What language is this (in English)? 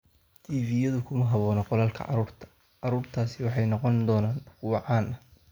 Somali